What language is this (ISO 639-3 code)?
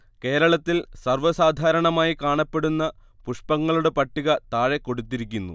mal